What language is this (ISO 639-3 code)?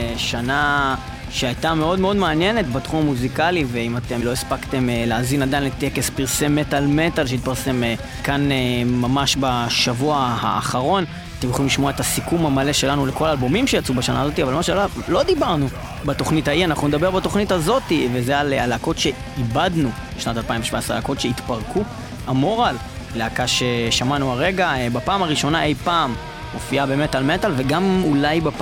heb